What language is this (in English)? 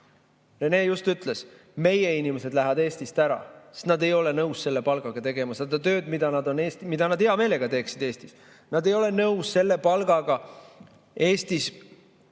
Estonian